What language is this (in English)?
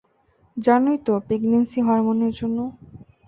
Bangla